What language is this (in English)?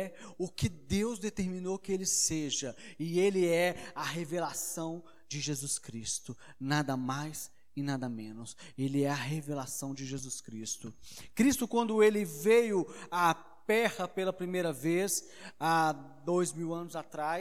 Portuguese